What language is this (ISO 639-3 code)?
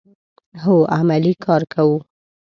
pus